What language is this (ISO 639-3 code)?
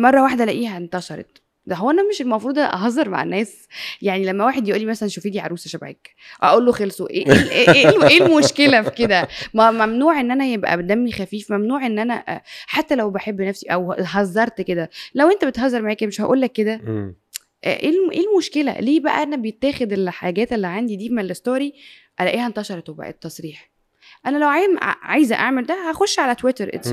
ara